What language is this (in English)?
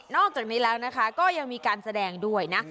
Thai